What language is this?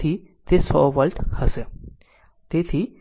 Gujarati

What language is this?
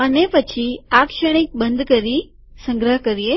Gujarati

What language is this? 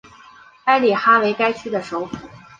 Chinese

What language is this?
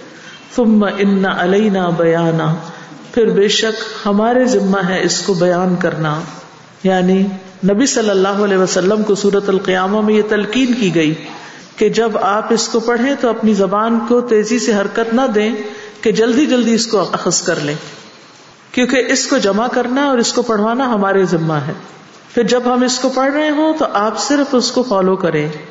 Urdu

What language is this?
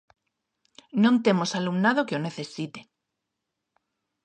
Galician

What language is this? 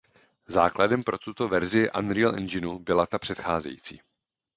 Czech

